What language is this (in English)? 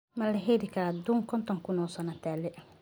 Somali